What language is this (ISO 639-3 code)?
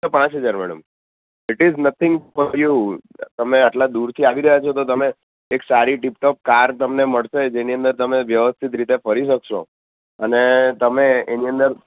guj